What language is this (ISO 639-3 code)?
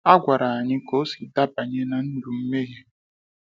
ibo